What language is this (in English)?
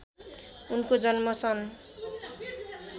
Nepali